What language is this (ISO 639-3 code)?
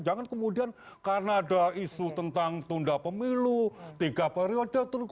ind